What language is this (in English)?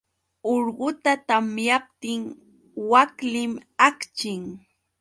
Yauyos Quechua